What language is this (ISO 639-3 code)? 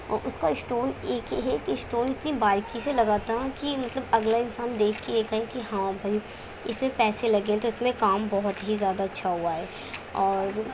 urd